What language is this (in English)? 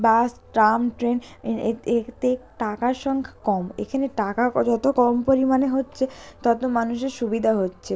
Bangla